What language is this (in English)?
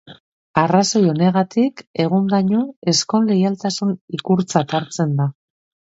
Basque